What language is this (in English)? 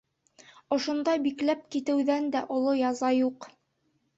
Bashkir